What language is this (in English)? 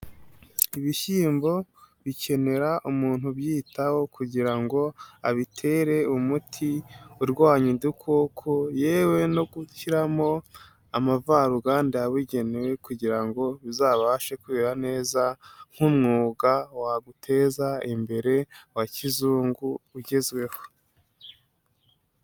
Kinyarwanda